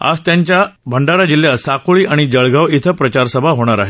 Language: Marathi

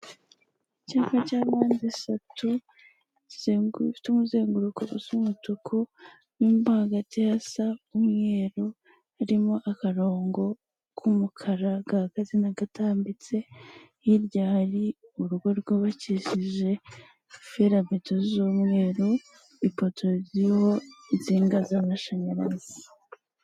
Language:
Kinyarwanda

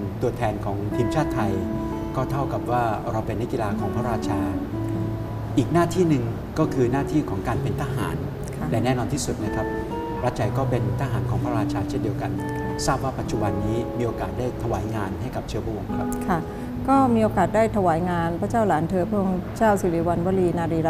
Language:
Thai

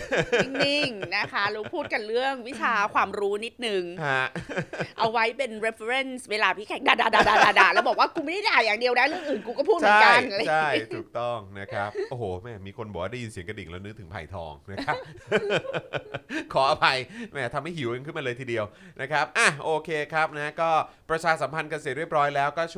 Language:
Thai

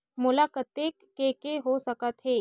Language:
Chhattisgarhi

